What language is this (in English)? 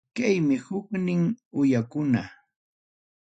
Ayacucho Quechua